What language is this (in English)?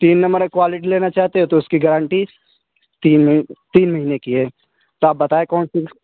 Urdu